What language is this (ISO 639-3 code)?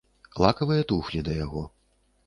bel